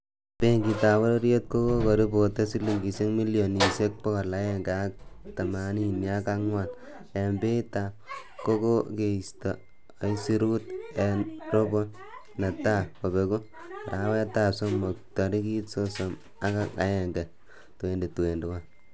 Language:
Kalenjin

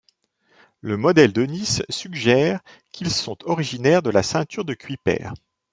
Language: French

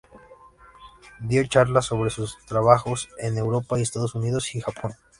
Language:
Spanish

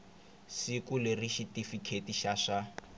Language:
Tsonga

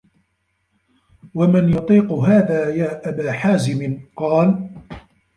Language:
Arabic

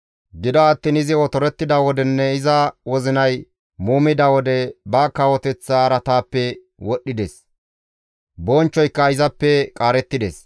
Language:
Gamo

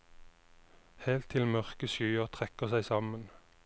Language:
Norwegian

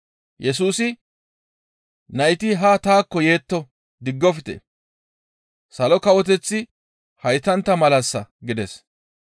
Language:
Gamo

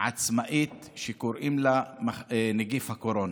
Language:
Hebrew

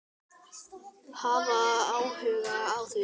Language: Icelandic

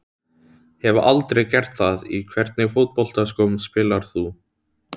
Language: Icelandic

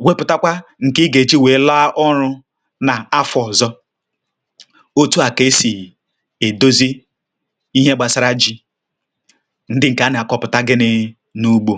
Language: Igbo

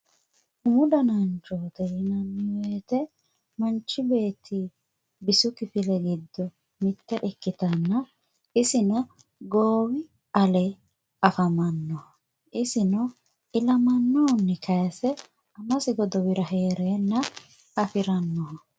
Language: Sidamo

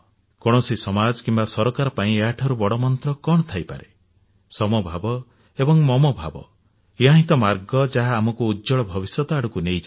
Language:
Odia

